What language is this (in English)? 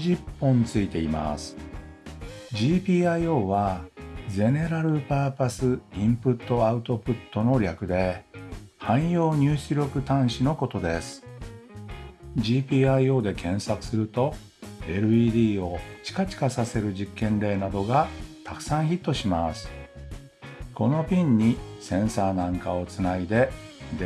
Japanese